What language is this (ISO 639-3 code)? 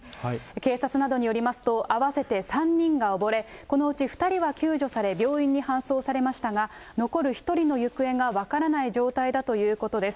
jpn